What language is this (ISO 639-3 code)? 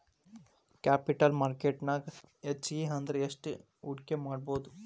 kan